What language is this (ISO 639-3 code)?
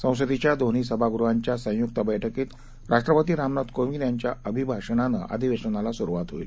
mar